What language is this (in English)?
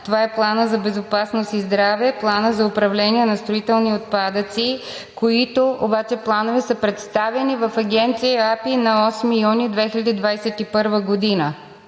Bulgarian